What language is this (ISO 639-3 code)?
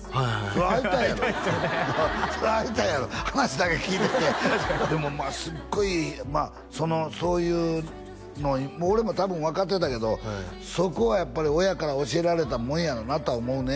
jpn